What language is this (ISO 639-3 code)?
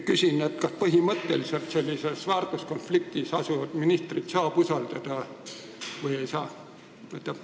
est